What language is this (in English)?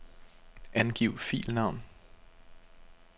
Danish